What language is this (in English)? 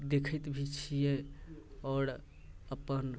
Maithili